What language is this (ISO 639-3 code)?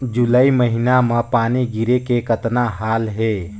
hne